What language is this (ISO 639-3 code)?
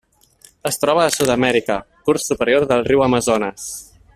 cat